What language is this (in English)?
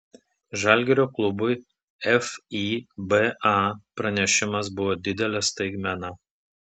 Lithuanian